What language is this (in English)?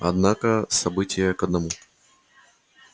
Russian